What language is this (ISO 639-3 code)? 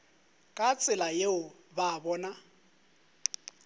nso